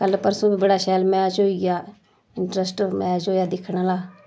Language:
Dogri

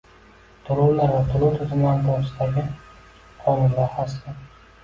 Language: Uzbek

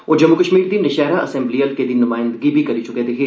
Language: Dogri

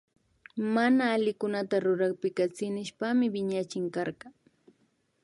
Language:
Imbabura Highland Quichua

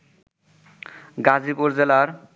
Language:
Bangla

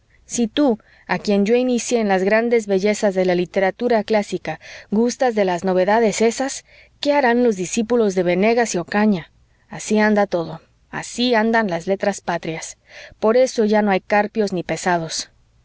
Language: Spanish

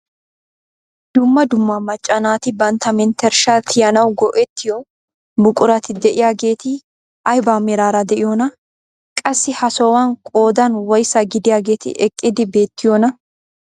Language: Wolaytta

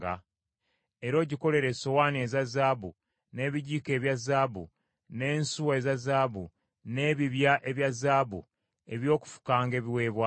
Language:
Ganda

